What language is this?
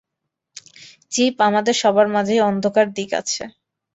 Bangla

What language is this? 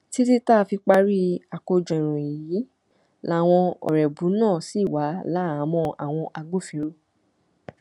Yoruba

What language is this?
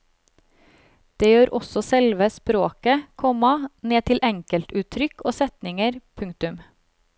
Norwegian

